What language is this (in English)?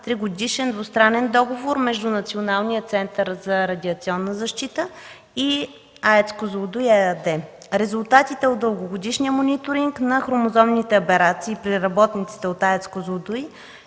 Bulgarian